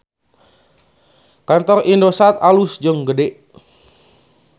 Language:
Sundanese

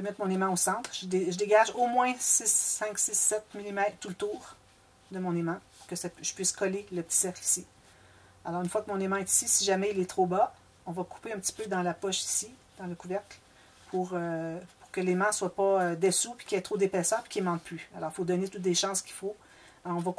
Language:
French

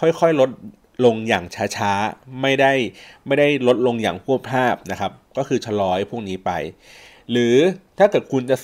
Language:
Thai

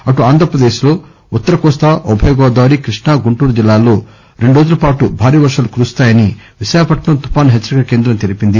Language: Telugu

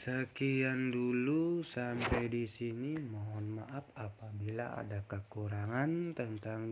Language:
Indonesian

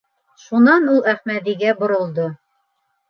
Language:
Bashkir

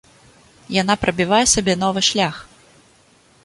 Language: Belarusian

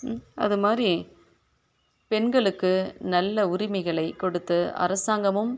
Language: Tamil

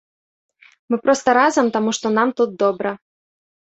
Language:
Belarusian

